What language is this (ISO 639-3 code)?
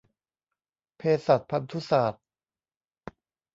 tha